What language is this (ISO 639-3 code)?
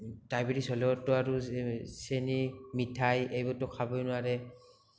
asm